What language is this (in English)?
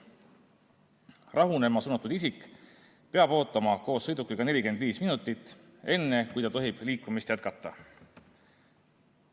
Estonian